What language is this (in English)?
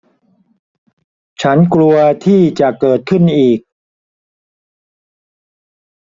Thai